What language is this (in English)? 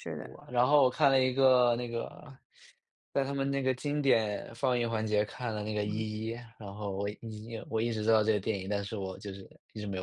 Chinese